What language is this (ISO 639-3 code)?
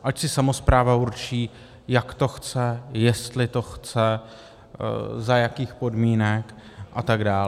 ces